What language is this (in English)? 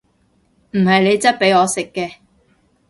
Cantonese